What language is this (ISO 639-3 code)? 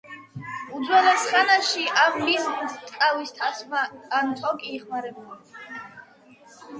kat